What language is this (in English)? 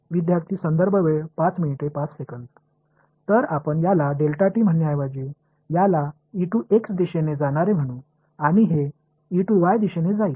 Marathi